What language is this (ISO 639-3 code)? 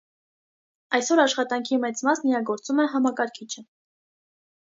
hye